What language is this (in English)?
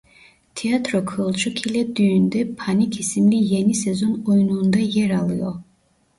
Turkish